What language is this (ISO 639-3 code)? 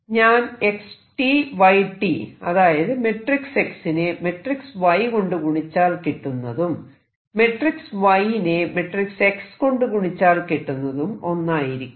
mal